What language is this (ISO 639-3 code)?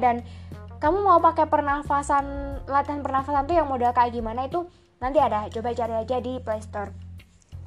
ind